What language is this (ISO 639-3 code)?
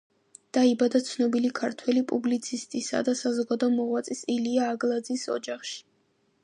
kat